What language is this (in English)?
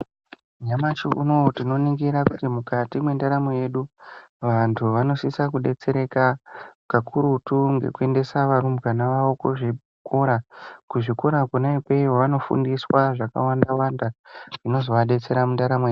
Ndau